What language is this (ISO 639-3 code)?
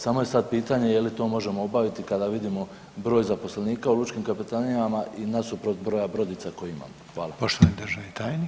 hrv